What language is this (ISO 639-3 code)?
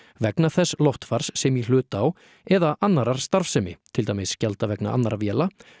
isl